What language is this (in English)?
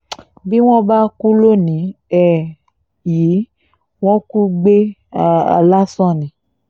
Yoruba